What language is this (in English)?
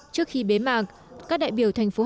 Vietnamese